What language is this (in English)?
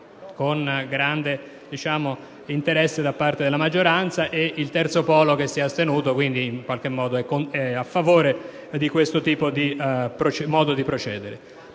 Italian